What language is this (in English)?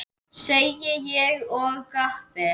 Icelandic